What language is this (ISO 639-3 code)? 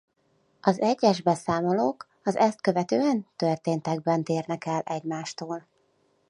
hun